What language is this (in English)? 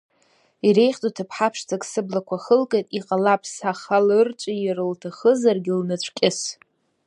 Abkhazian